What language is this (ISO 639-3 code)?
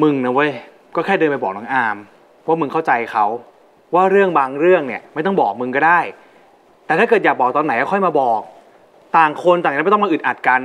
tha